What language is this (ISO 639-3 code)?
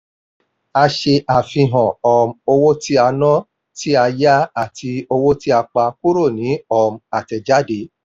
yor